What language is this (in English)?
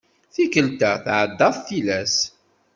Kabyle